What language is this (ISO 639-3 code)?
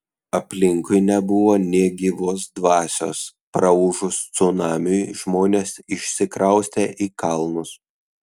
lit